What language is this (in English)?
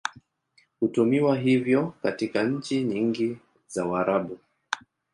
Swahili